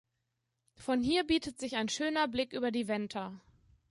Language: German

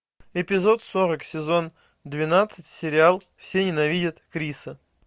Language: Russian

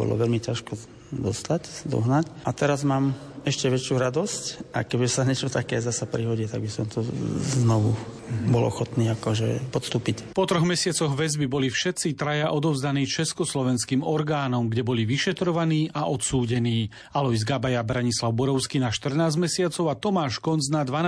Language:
Slovak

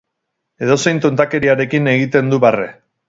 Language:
Basque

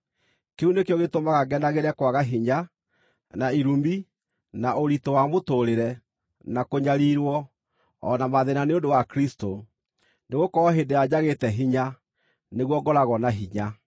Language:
Kikuyu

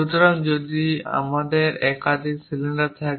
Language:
Bangla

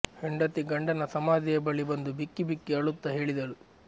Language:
Kannada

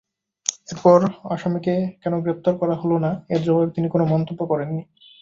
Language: Bangla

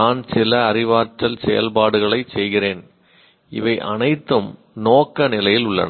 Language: Tamil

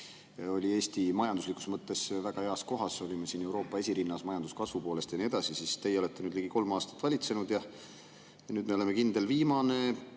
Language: Estonian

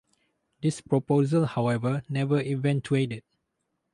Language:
English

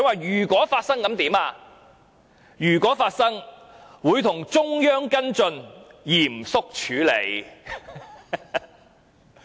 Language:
Cantonese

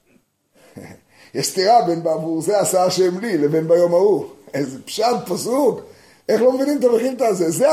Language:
Hebrew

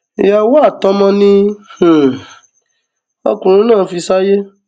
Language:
Yoruba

